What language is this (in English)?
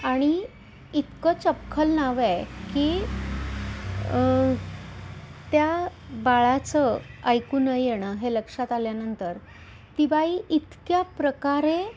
Marathi